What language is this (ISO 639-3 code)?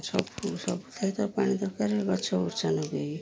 ori